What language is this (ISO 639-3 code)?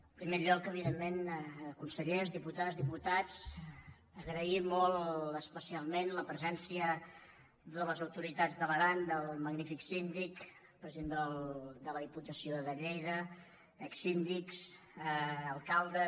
cat